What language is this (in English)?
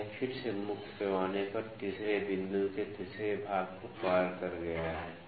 Hindi